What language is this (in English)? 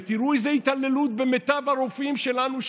Hebrew